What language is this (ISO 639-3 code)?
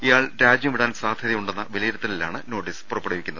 mal